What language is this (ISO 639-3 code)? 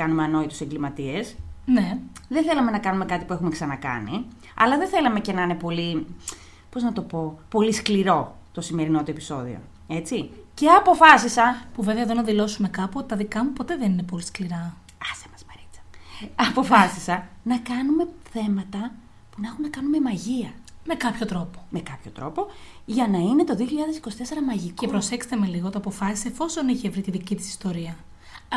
ell